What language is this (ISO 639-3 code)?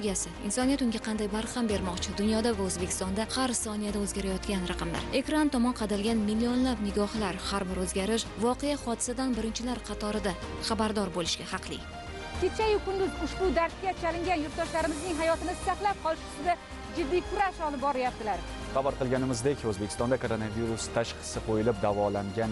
tur